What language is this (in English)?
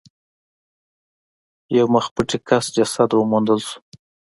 Pashto